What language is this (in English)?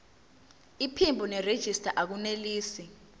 Zulu